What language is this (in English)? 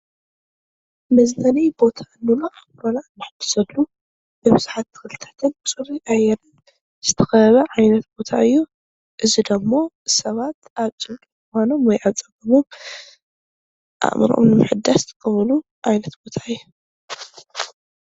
Tigrinya